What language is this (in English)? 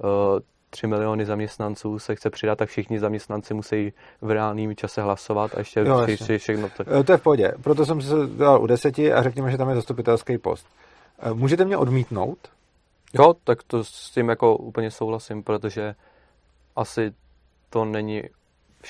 Czech